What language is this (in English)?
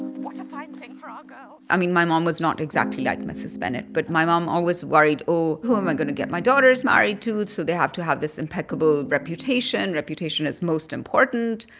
English